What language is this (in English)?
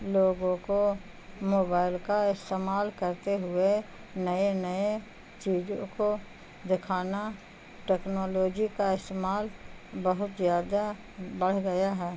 Urdu